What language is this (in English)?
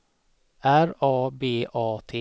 Swedish